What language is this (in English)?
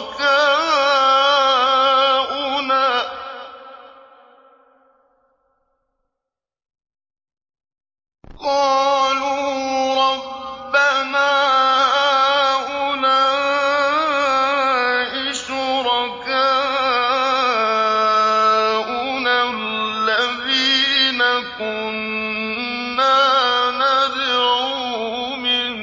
Arabic